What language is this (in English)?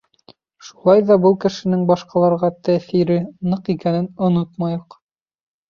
Bashkir